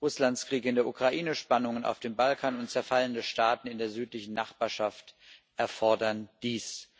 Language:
German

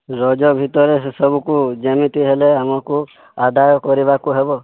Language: Odia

